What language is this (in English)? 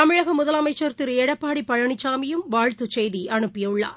Tamil